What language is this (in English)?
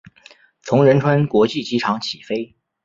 Chinese